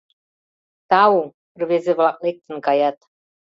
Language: Mari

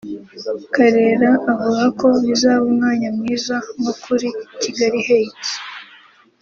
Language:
Kinyarwanda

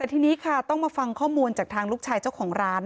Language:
Thai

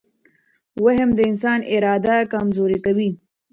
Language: Pashto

